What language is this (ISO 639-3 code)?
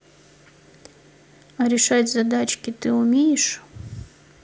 rus